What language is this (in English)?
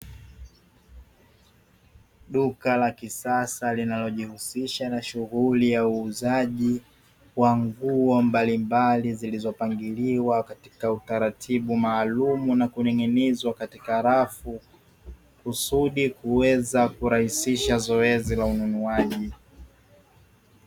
Swahili